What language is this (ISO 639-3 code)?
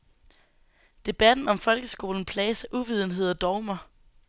dan